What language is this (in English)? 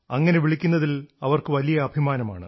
Malayalam